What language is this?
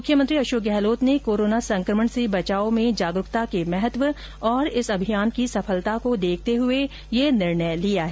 Hindi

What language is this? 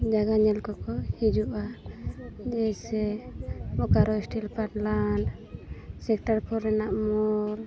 Santali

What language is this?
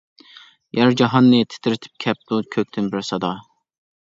Uyghur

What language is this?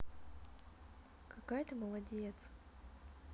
Russian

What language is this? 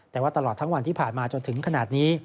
Thai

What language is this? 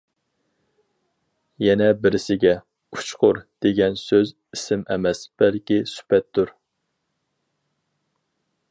Uyghur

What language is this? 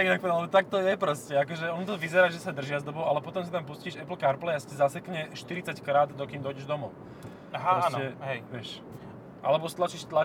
Slovak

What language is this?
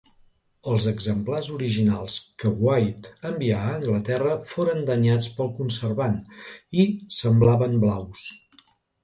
Catalan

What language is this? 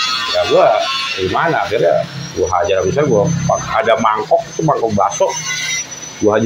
Indonesian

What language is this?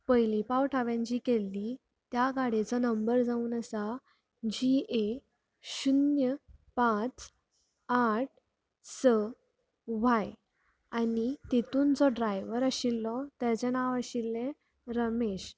Konkani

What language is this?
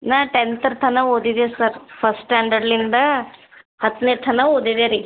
Kannada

